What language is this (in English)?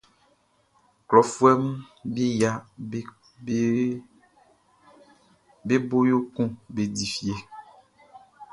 Baoulé